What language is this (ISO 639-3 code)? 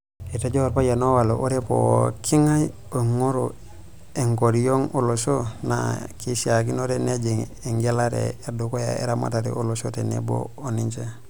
mas